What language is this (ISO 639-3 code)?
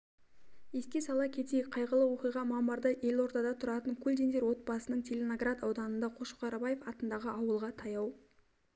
kaz